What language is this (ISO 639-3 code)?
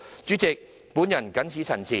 yue